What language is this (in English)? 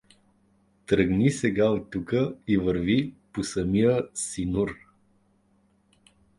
Bulgarian